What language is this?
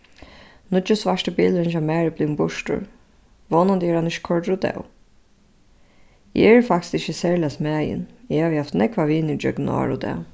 Faroese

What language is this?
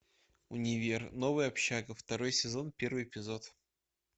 Russian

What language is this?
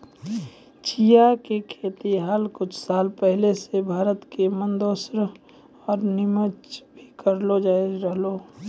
Maithili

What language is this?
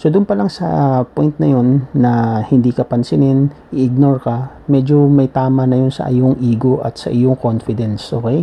Filipino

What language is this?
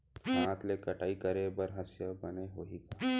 Chhattisgarhi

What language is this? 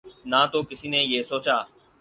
Urdu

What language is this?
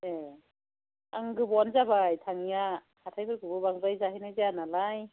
Bodo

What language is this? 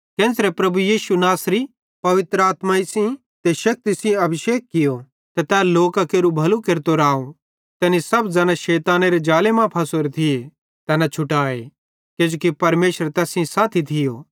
Bhadrawahi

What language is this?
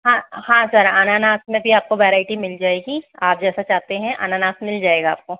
Hindi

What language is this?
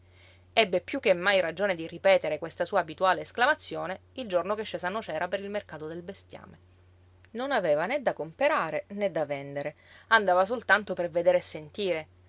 Italian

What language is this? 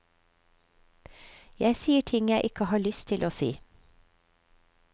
Norwegian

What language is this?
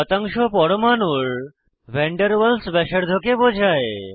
Bangla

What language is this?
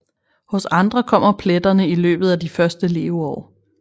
Danish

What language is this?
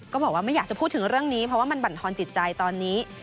Thai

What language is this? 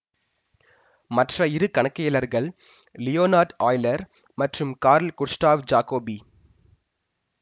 Tamil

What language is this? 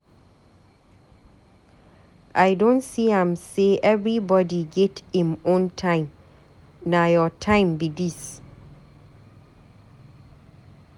Nigerian Pidgin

